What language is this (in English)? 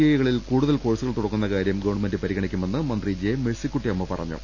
Malayalam